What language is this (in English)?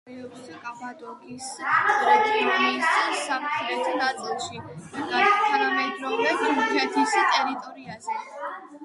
Georgian